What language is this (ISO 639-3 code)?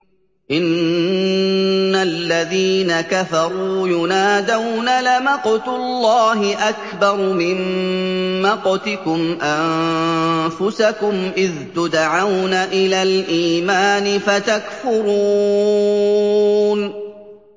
ara